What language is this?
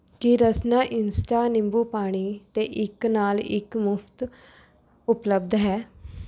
Punjabi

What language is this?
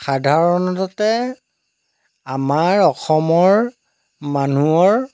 Assamese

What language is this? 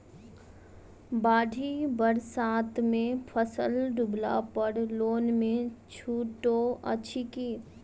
Maithili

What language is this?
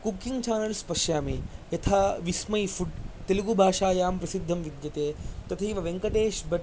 Sanskrit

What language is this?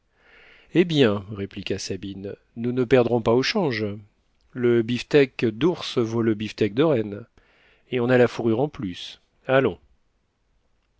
French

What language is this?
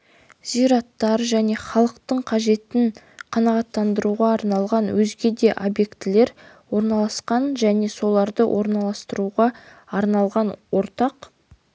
Kazakh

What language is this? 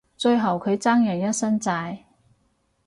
Cantonese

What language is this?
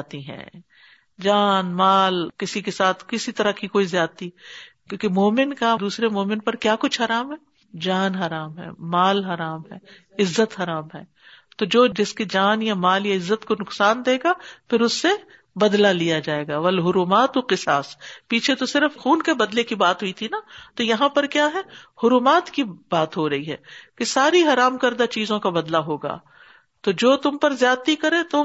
Urdu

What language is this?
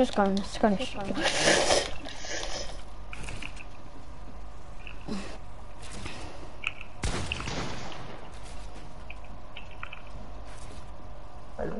German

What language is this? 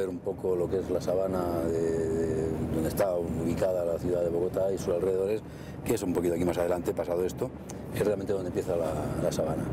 Spanish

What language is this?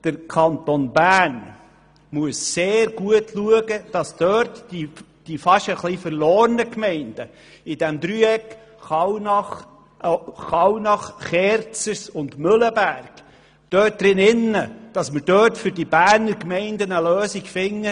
Swiss German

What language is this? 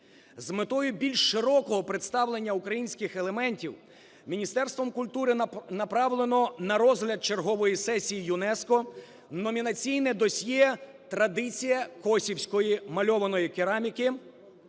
Ukrainian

